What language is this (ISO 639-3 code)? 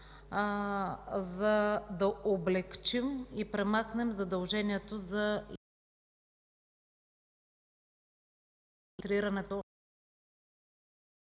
bul